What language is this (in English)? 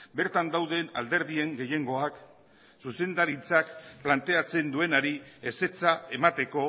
Basque